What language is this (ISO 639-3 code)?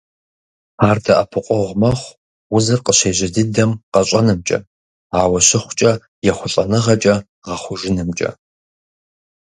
kbd